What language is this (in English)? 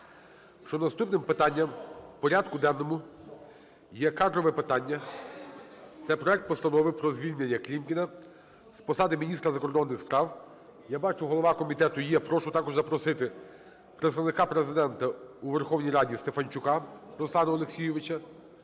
Ukrainian